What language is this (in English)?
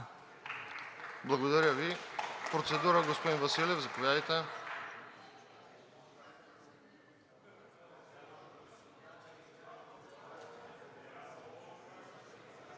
Bulgarian